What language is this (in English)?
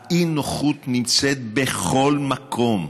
Hebrew